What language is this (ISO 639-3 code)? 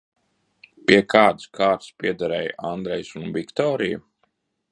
lav